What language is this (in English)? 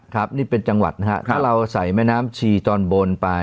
Thai